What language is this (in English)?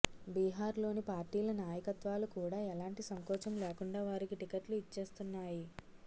Telugu